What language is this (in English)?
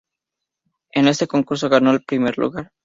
Spanish